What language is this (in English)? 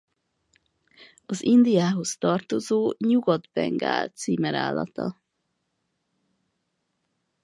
Hungarian